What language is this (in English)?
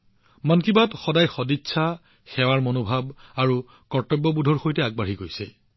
Assamese